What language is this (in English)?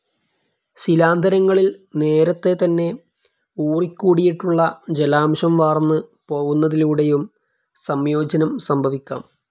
Malayalam